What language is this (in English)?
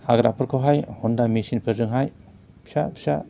Bodo